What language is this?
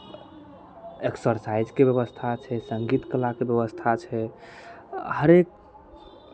Maithili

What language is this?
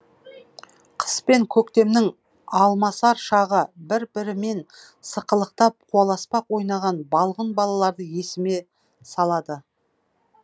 Kazakh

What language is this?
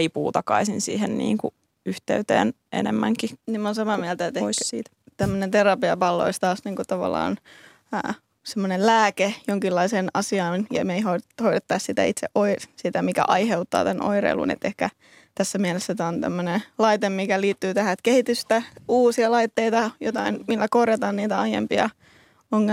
Finnish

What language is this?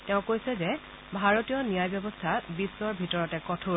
Assamese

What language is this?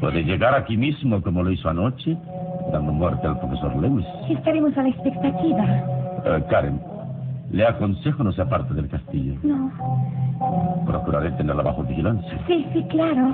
Spanish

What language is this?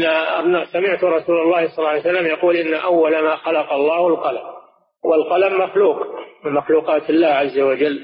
Arabic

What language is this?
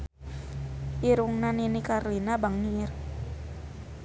Sundanese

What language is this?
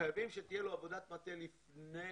Hebrew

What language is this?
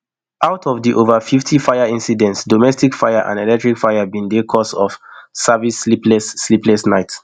Nigerian Pidgin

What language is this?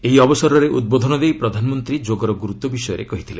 Odia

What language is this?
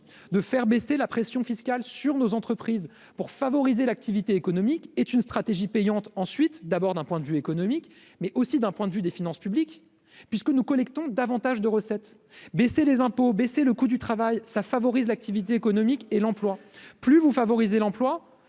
French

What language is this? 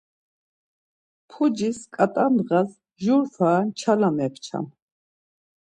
Laz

